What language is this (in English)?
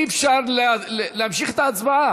Hebrew